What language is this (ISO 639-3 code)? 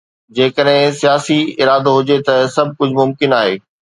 snd